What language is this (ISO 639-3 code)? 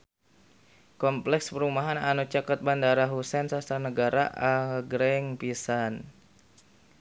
sun